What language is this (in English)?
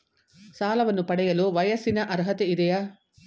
Kannada